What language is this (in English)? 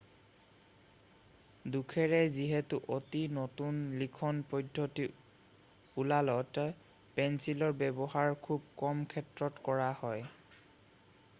Assamese